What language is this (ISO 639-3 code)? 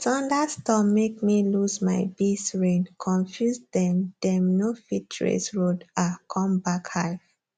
pcm